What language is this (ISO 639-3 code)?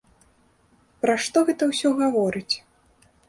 bel